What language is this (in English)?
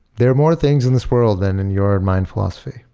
English